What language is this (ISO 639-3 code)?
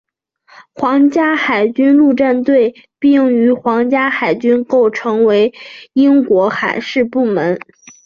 zho